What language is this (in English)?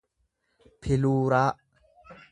Oromo